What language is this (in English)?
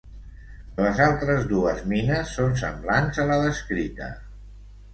Catalan